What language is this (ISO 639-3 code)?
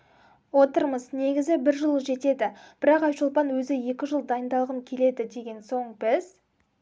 kaz